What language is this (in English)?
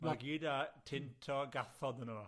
Welsh